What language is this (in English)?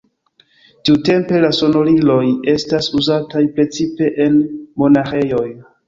Esperanto